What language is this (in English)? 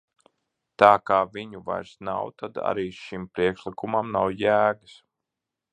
Latvian